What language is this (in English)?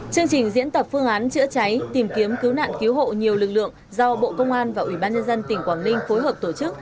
Vietnamese